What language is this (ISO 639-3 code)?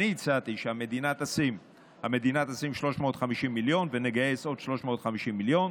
heb